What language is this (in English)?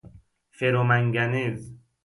Persian